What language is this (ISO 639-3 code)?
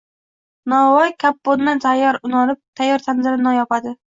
uzb